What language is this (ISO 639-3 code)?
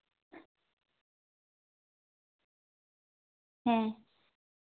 sat